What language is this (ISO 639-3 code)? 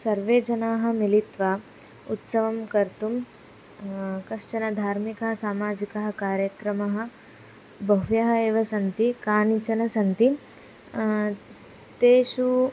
san